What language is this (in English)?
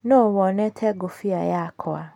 Kikuyu